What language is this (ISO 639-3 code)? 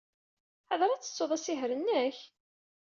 kab